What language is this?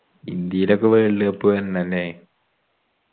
Malayalam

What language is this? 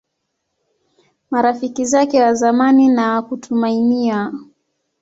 Swahili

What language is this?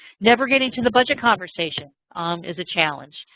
English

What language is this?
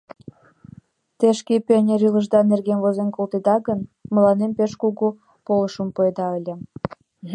Mari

